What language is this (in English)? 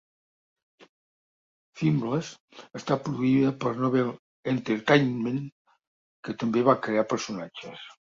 Catalan